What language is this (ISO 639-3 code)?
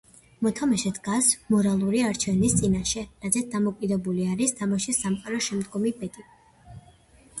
kat